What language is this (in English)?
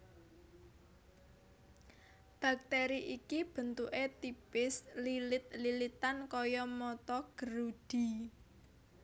Javanese